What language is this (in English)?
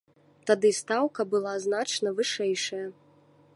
Belarusian